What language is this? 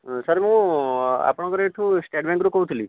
Odia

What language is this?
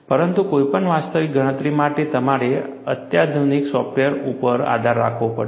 Gujarati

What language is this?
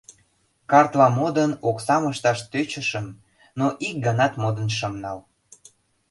Mari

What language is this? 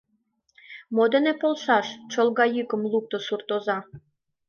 Mari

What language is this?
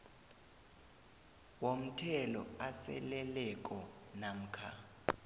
South Ndebele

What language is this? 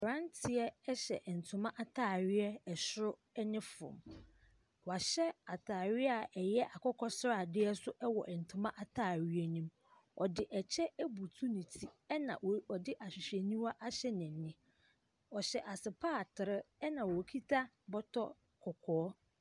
Akan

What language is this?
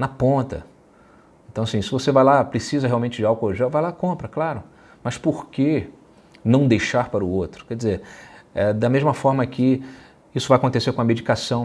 Portuguese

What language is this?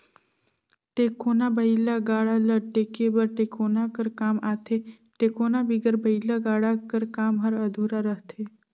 Chhattisgarhi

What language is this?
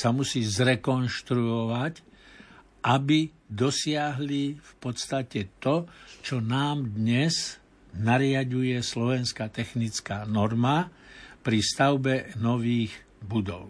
Slovak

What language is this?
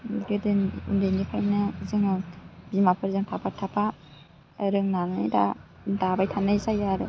Bodo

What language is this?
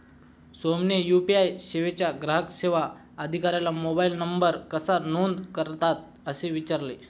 Marathi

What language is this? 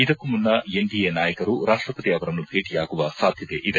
Kannada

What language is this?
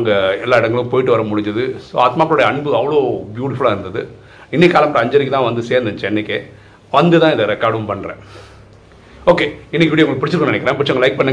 Tamil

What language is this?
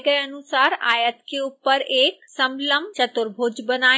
Hindi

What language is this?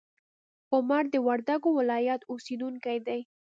Pashto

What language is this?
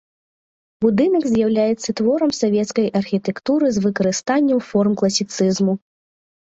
Belarusian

